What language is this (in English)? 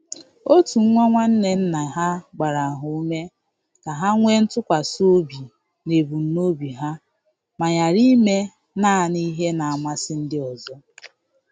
Igbo